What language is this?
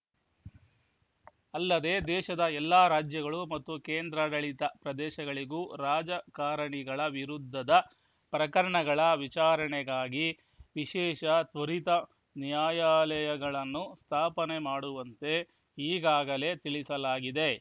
Kannada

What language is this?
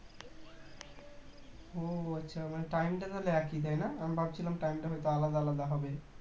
Bangla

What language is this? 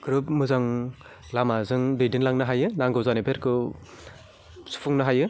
Bodo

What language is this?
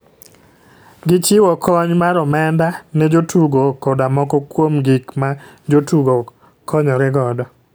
Luo (Kenya and Tanzania)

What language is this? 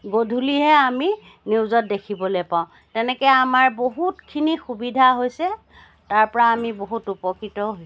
Assamese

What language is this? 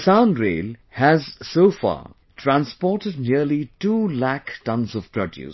English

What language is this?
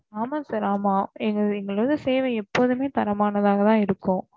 Tamil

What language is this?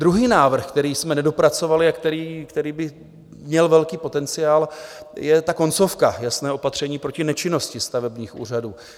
Czech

